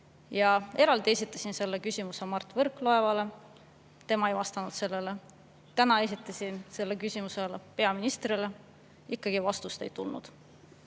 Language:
Estonian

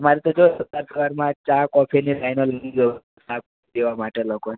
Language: Gujarati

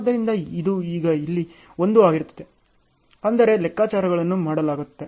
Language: Kannada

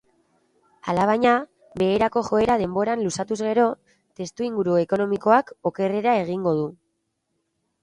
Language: Basque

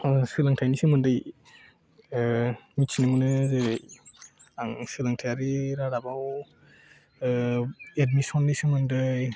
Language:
Bodo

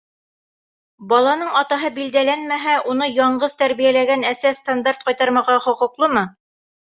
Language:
Bashkir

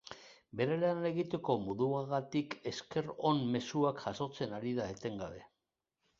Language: Basque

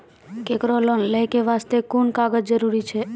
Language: Maithili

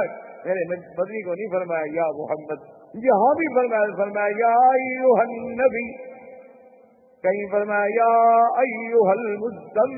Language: Urdu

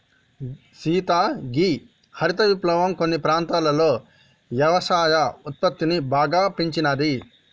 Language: Telugu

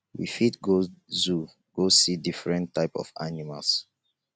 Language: Nigerian Pidgin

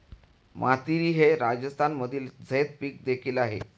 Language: Marathi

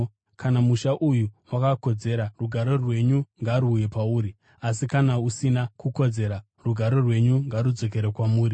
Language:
Shona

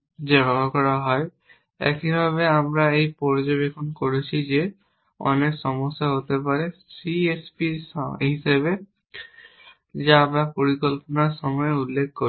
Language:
Bangla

